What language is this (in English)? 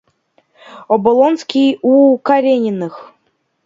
Russian